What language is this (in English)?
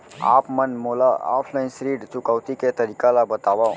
Chhattisgarhi